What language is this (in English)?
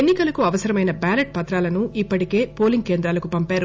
Telugu